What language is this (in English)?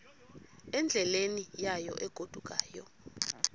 Xhosa